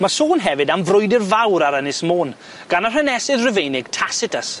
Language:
Welsh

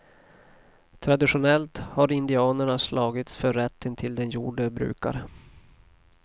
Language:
Swedish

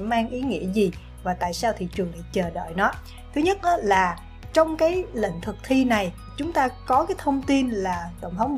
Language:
Vietnamese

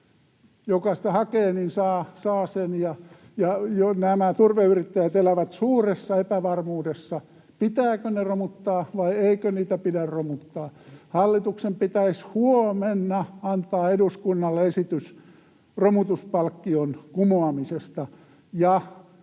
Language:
Finnish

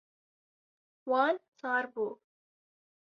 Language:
Kurdish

